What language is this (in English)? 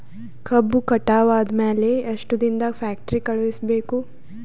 Kannada